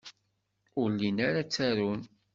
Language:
Kabyle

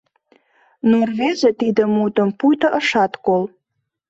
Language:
Mari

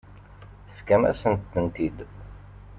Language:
Kabyle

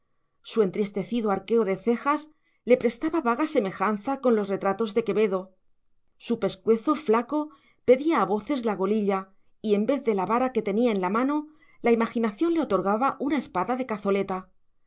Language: Spanish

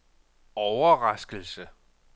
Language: Danish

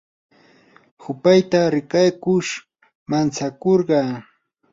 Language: Yanahuanca Pasco Quechua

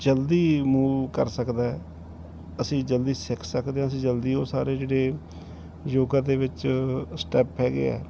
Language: Punjabi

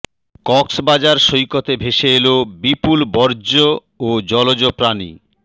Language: Bangla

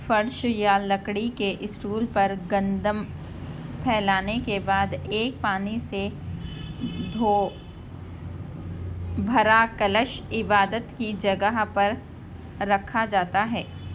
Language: Urdu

